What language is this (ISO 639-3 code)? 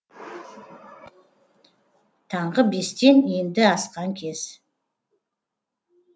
kaz